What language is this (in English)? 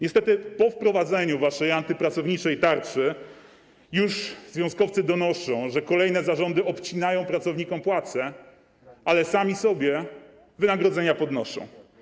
Polish